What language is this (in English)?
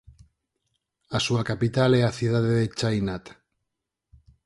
Galician